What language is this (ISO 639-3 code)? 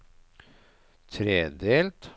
nor